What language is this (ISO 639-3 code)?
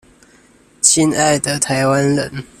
zho